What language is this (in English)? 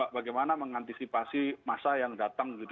Indonesian